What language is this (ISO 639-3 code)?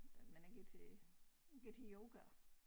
dan